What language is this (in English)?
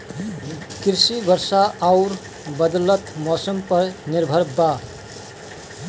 Bhojpuri